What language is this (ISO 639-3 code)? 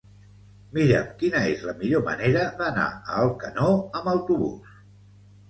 cat